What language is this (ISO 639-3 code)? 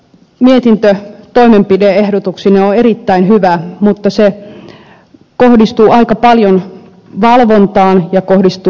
fin